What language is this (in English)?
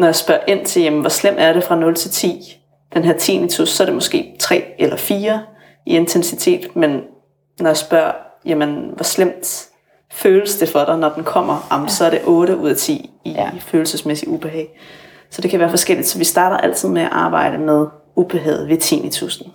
Danish